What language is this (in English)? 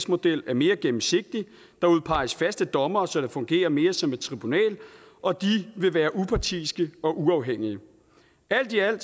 Danish